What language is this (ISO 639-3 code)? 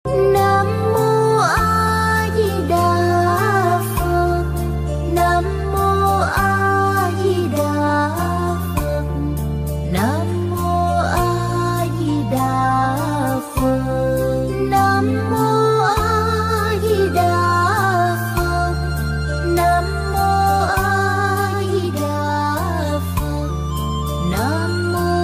ind